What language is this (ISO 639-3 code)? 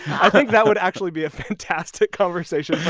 eng